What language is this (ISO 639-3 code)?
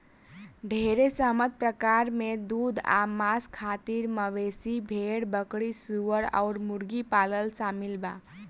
bho